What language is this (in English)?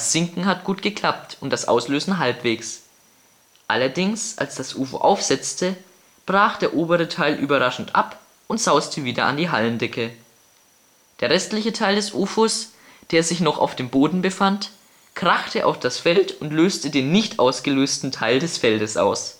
German